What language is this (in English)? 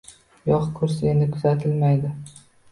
Uzbek